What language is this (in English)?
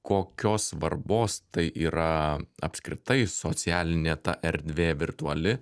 Lithuanian